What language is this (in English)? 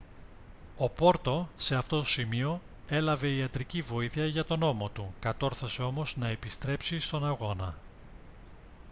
Greek